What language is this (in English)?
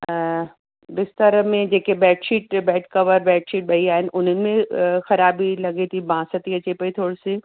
Sindhi